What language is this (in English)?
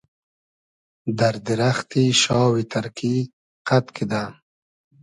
Hazaragi